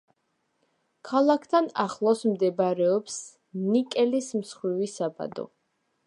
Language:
Georgian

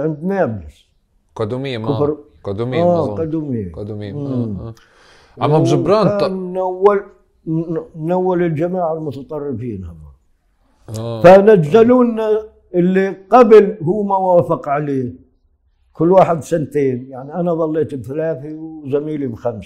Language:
Arabic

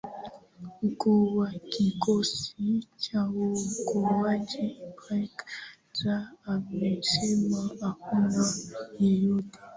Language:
Swahili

